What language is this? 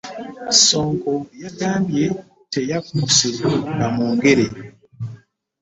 Ganda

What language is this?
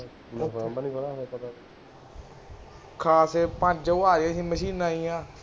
Punjabi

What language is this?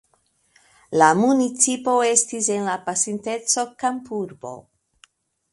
Esperanto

